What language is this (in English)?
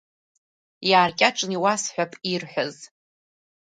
Abkhazian